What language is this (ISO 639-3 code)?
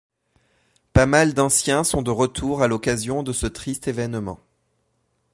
fra